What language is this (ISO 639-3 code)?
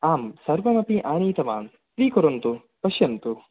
san